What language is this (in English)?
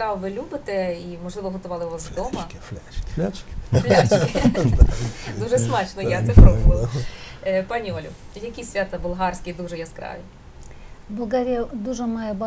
Ukrainian